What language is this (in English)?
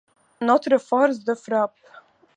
French